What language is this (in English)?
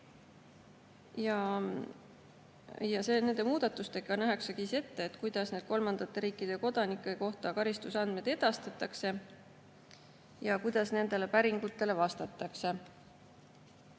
Estonian